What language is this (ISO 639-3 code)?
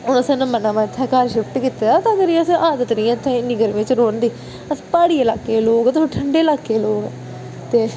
doi